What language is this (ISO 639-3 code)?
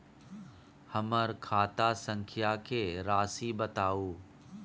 mai